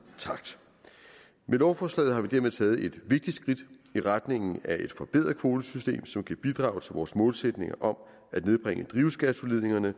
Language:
Danish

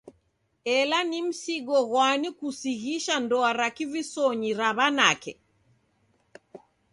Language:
Taita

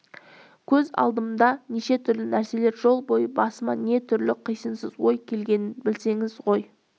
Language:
Kazakh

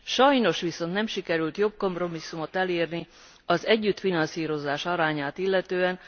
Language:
Hungarian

